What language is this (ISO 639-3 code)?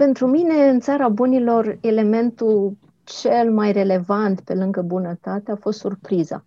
ron